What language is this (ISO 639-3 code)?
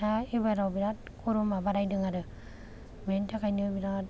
brx